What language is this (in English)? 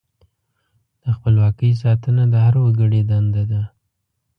Pashto